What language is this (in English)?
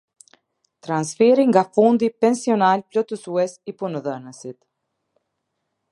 Albanian